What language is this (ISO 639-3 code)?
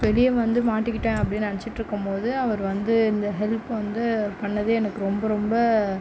tam